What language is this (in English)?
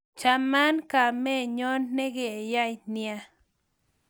Kalenjin